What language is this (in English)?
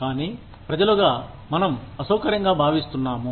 Telugu